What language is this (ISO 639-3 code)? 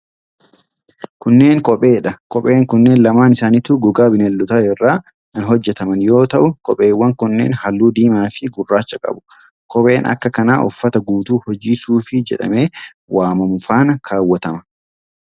orm